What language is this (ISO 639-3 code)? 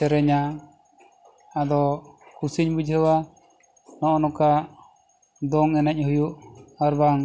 sat